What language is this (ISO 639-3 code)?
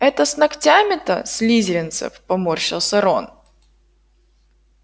rus